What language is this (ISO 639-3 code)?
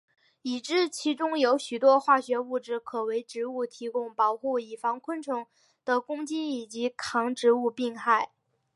zho